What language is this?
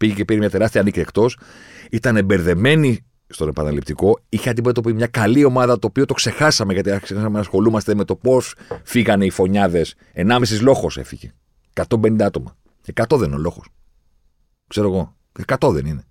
Greek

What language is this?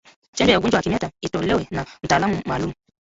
Swahili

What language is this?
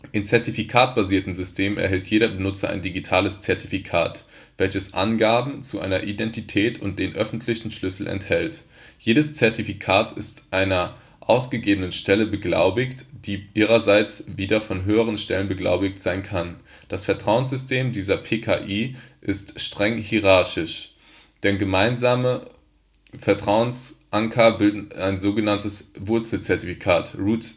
German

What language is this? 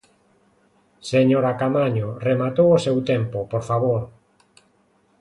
Galician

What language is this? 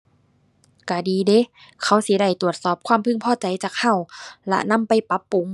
Thai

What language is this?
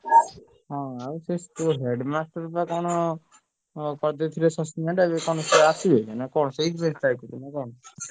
Odia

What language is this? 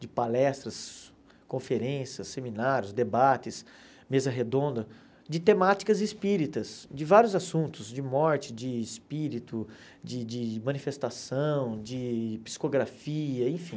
Portuguese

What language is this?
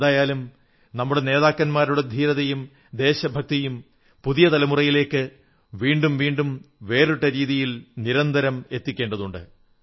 Malayalam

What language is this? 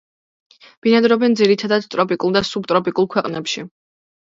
Georgian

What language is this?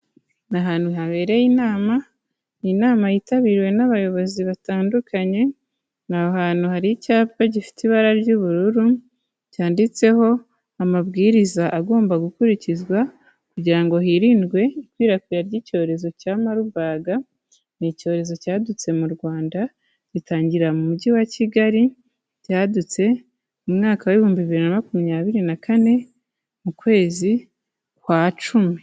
Kinyarwanda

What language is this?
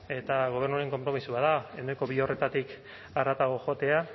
Basque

